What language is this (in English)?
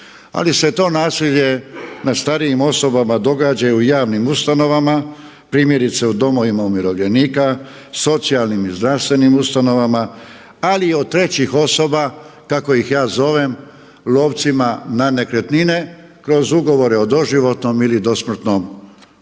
Croatian